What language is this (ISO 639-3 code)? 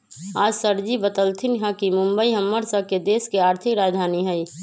mag